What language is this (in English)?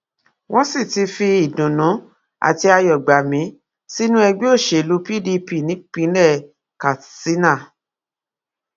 Yoruba